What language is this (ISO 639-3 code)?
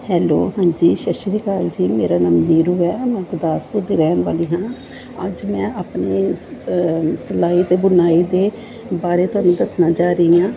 pan